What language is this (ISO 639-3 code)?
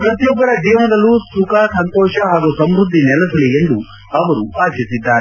kan